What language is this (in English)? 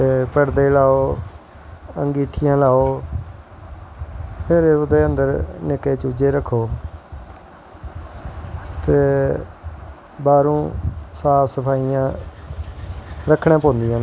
Dogri